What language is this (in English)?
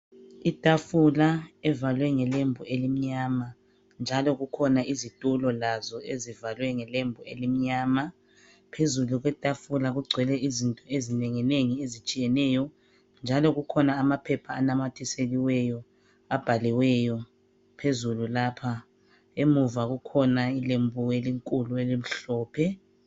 North Ndebele